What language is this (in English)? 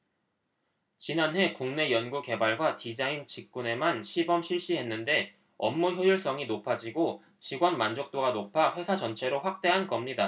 Korean